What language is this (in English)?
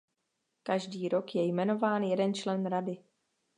Czech